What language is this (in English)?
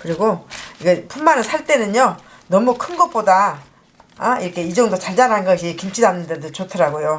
Korean